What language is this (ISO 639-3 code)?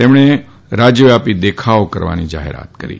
guj